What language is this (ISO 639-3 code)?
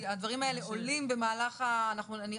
heb